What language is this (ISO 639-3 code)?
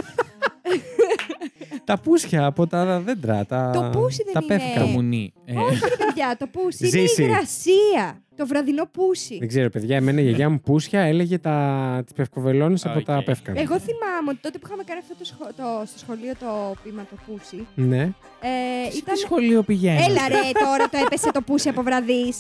ell